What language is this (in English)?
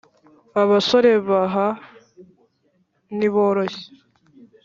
Kinyarwanda